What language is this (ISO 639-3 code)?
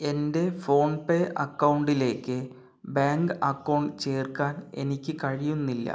mal